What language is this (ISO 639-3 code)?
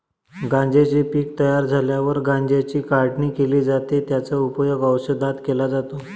mar